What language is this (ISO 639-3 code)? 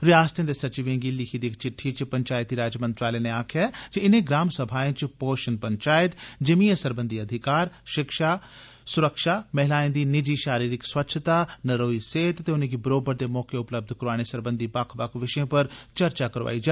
doi